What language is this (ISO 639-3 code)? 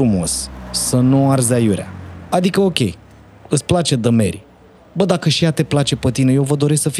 ron